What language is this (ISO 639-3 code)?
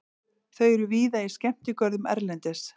isl